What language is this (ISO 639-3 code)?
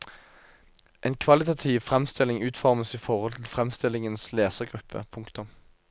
nor